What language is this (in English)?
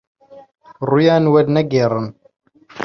Central Kurdish